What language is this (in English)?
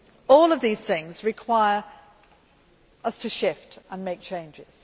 English